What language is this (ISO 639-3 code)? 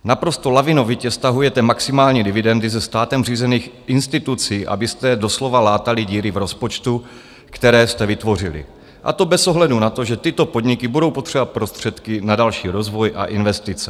ces